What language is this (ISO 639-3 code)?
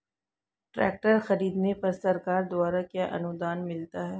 hin